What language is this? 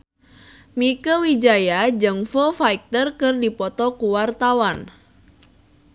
Sundanese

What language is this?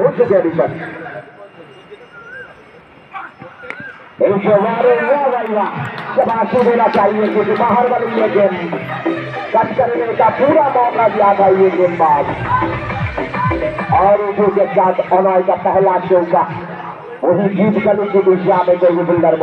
Arabic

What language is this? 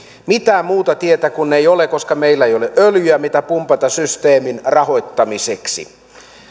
Finnish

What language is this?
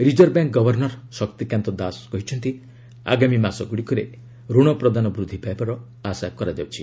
Odia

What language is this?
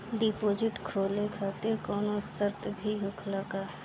Bhojpuri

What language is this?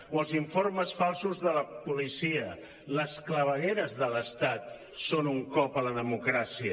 Catalan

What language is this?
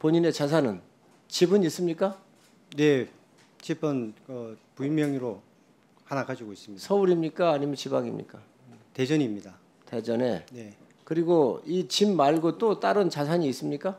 Korean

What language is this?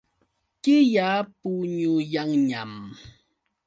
Yauyos Quechua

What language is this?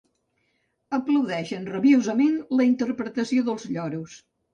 Catalan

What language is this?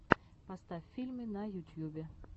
Russian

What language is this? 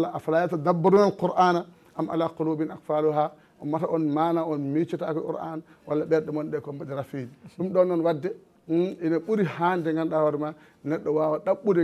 Arabic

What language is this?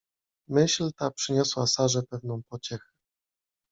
Polish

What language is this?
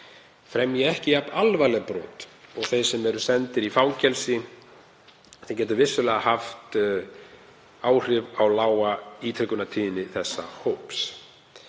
Icelandic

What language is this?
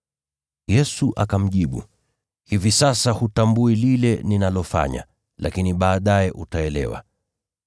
Swahili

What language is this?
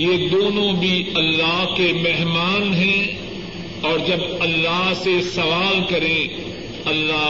Urdu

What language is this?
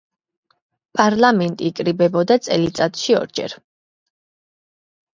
Georgian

